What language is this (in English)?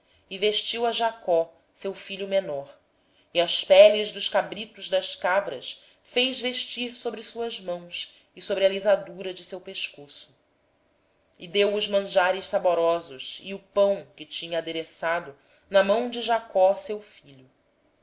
Portuguese